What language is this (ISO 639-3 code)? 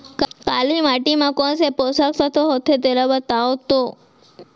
hne